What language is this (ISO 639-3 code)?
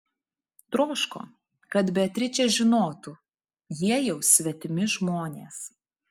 lit